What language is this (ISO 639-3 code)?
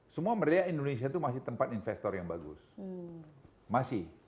ind